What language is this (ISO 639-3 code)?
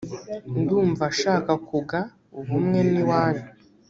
kin